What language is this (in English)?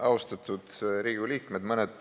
Estonian